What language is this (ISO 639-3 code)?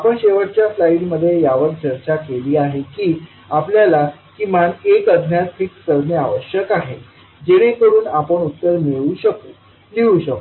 mar